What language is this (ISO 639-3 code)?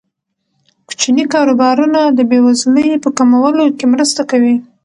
pus